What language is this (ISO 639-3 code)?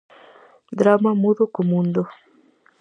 glg